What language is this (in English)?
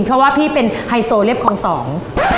Thai